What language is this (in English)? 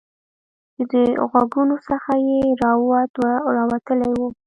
Pashto